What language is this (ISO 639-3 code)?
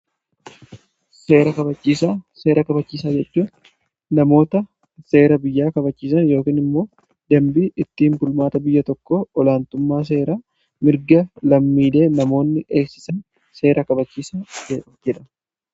orm